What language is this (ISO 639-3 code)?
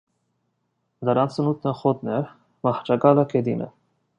hye